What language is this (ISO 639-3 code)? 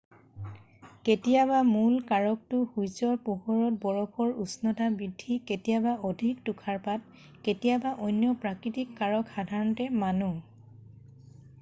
asm